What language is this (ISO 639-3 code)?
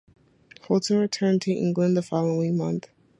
eng